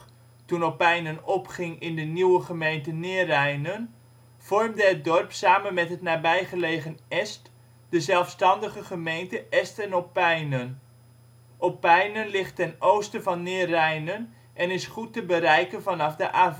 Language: Dutch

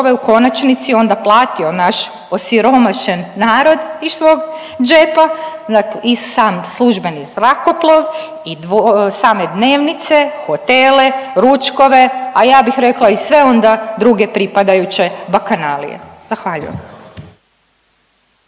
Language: Croatian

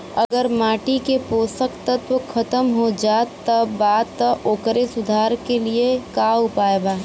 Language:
Bhojpuri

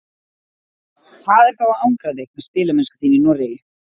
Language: Icelandic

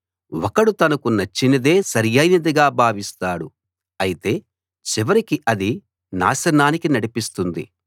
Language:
Telugu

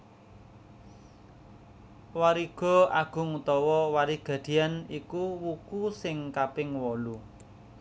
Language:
Javanese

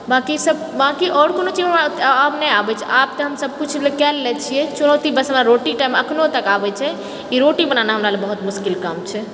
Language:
Maithili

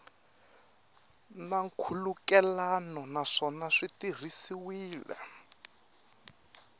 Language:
Tsonga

